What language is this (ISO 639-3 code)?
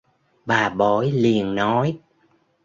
vie